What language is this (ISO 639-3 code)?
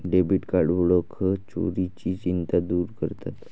mar